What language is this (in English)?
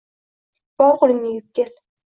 Uzbek